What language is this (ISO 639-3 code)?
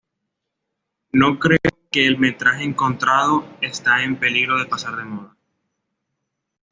spa